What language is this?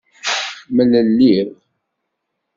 Kabyle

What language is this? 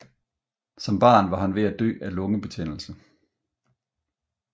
Danish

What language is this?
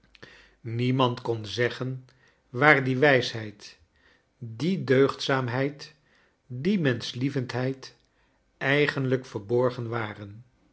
Dutch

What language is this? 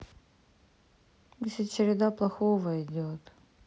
Russian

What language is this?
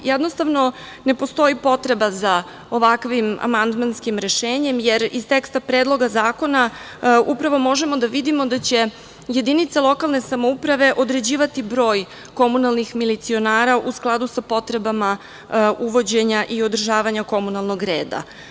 Serbian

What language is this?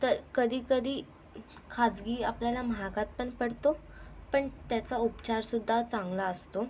Marathi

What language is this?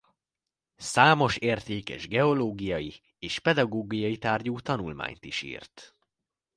Hungarian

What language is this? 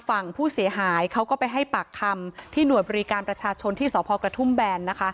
Thai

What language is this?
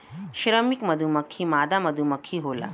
Bhojpuri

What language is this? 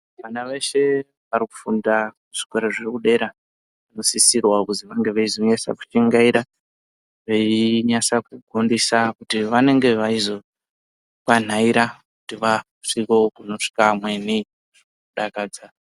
Ndau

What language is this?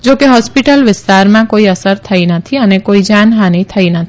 Gujarati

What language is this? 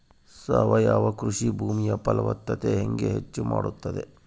Kannada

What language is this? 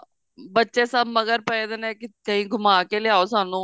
Punjabi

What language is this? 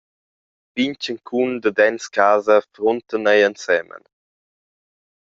Romansh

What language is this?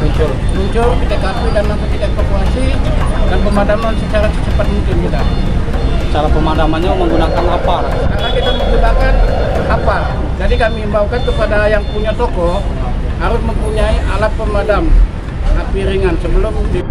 Indonesian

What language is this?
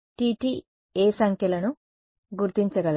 Telugu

